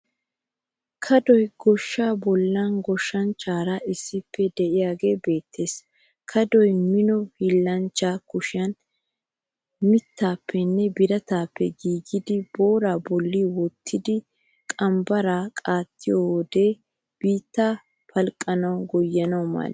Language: Wolaytta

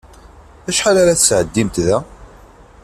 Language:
Kabyle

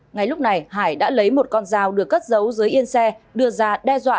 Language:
Vietnamese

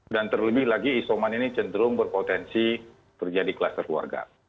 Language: Indonesian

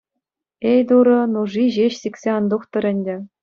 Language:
Chuvash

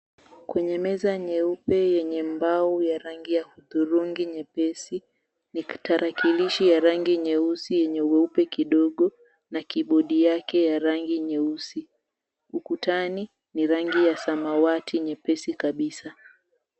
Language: Swahili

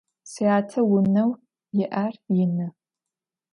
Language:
Adyghe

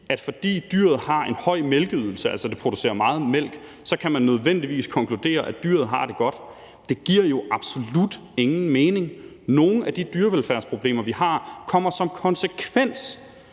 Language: Danish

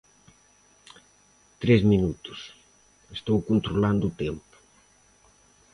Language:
Galician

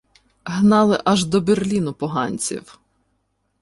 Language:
Ukrainian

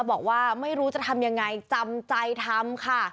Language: Thai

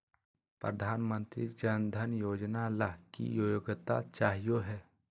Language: Magahi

